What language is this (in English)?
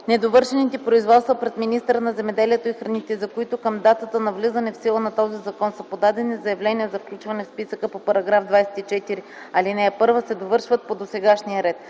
Bulgarian